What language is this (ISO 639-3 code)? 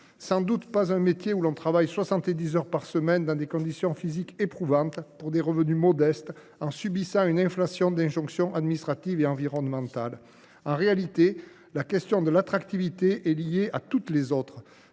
fra